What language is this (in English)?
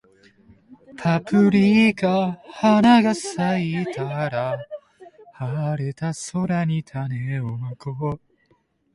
Japanese